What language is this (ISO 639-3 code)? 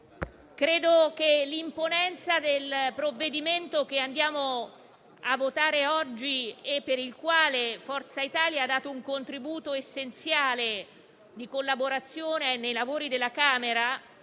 ita